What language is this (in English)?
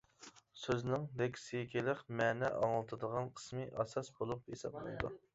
Uyghur